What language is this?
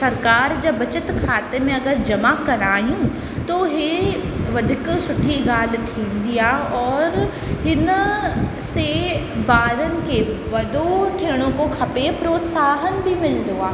Sindhi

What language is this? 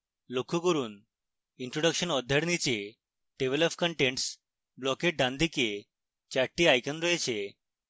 Bangla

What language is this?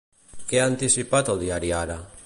Catalan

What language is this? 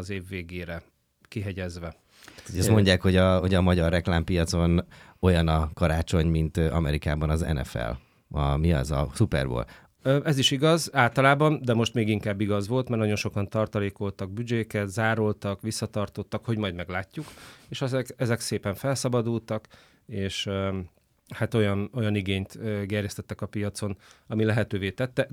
Hungarian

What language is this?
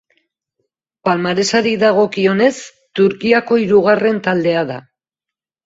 Basque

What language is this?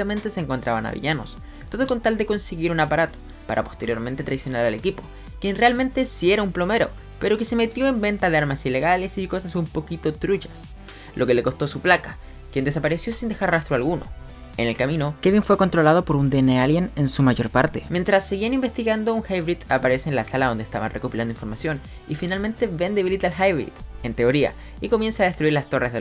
Spanish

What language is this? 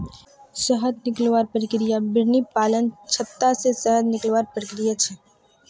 Magahi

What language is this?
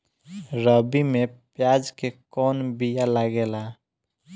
Bhojpuri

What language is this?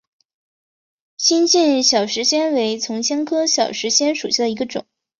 Chinese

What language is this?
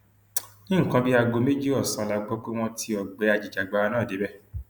Yoruba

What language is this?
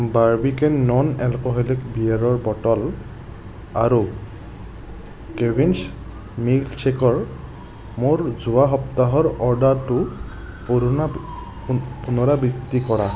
Assamese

